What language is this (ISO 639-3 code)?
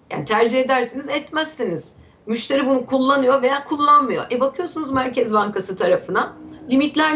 tur